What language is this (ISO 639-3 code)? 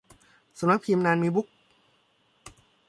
tha